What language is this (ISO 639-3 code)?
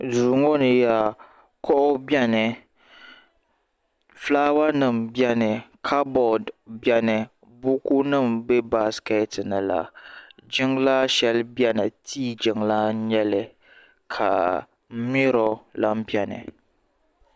dag